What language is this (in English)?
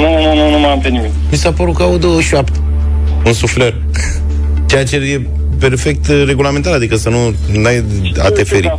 Romanian